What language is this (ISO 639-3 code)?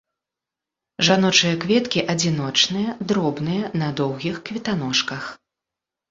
bel